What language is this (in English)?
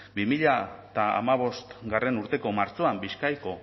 Basque